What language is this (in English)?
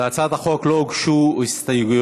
Hebrew